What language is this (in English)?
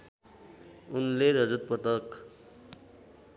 Nepali